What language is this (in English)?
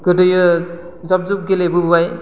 Bodo